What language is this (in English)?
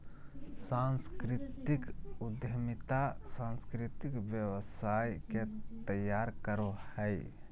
Magahi